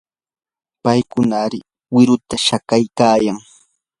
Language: Yanahuanca Pasco Quechua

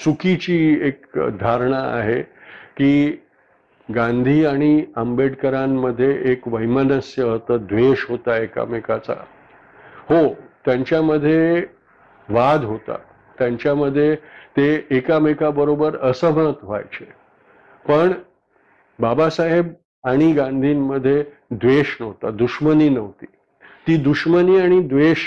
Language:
Marathi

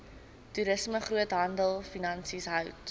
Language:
Afrikaans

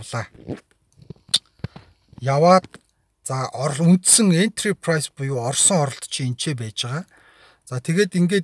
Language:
Romanian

